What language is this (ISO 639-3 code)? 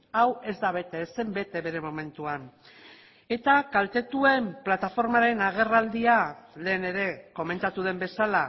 eus